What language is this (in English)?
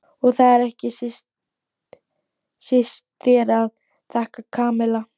Icelandic